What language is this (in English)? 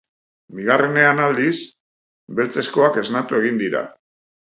Basque